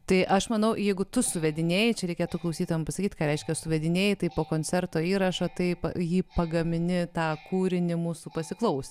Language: Lithuanian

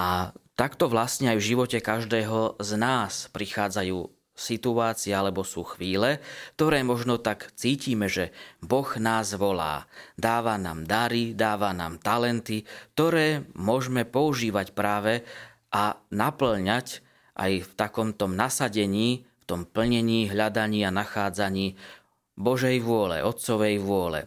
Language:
Slovak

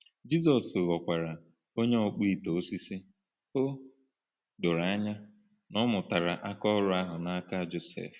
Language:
Igbo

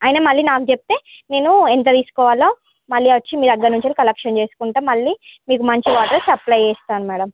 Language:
Telugu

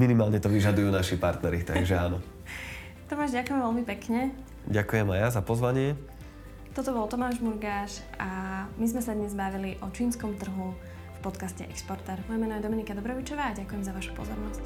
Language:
Slovak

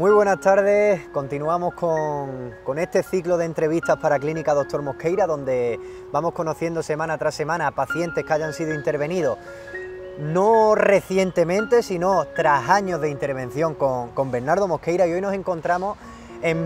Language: Spanish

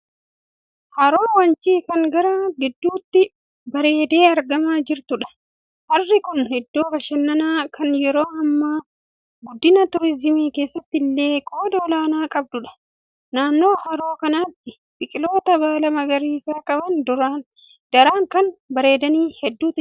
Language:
Oromo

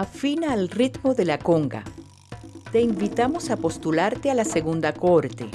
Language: Spanish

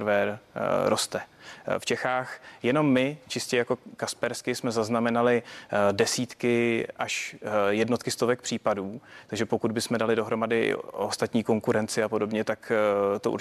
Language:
Czech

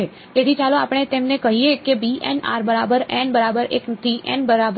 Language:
Gujarati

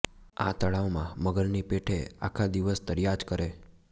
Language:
Gujarati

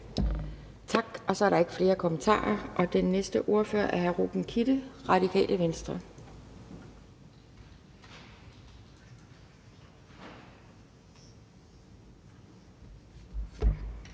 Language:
Danish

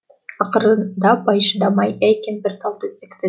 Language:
Kazakh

